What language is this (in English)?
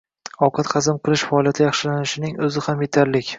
Uzbek